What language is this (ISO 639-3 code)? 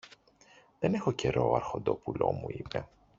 ell